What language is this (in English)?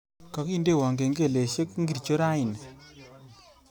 Kalenjin